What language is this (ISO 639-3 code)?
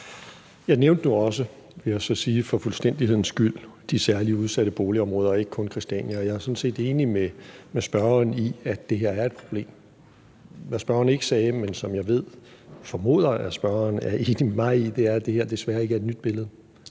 dan